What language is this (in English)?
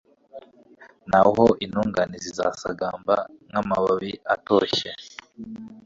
Kinyarwanda